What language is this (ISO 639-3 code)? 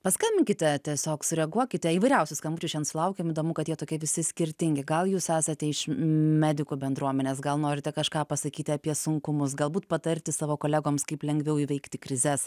lit